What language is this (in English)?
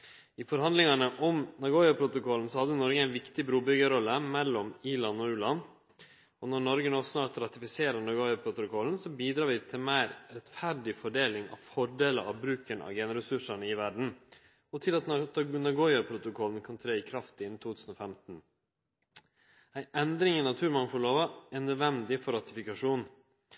Norwegian Nynorsk